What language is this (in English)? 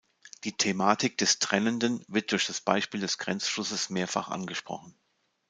German